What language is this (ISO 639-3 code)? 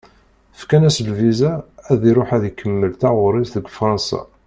kab